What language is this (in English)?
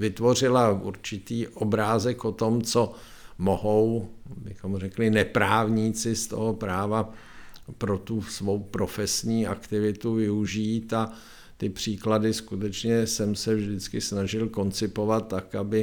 Czech